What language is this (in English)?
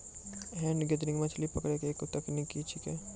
Maithili